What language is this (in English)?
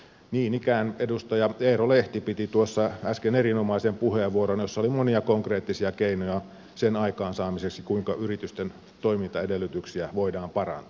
Finnish